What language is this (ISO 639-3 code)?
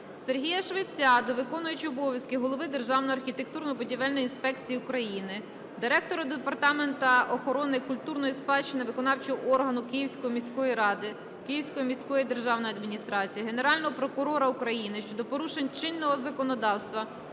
ukr